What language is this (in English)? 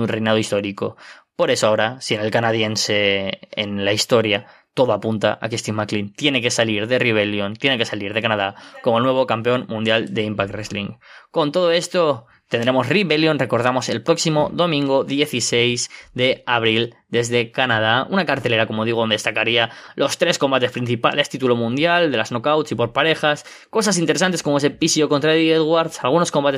Spanish